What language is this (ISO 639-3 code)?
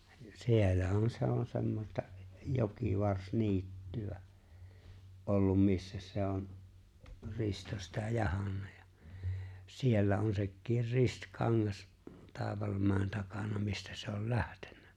fin